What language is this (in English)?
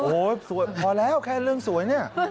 Thai